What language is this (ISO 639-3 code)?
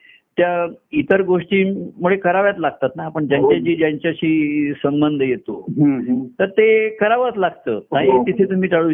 mar